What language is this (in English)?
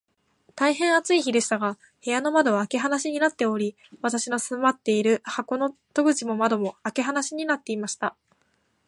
Japanese